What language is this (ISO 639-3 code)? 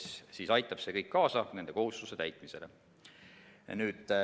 est